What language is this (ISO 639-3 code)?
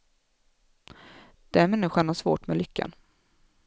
swe